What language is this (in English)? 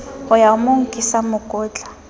Southern Sotho